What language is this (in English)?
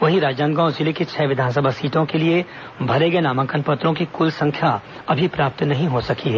Hindi